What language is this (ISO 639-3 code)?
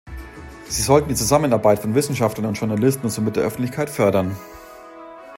deu